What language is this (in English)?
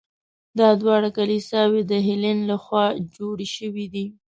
Pashto